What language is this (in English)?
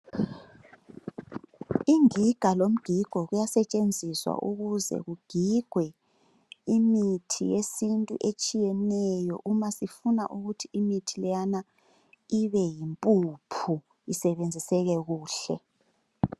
North Ndebele